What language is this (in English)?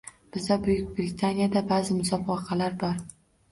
Uzbek